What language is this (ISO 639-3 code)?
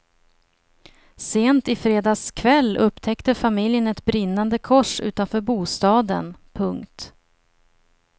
swe